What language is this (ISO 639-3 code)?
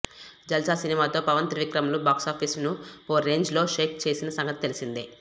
tel